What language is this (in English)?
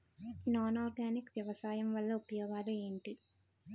Telugu